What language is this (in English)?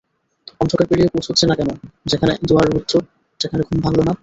Bangla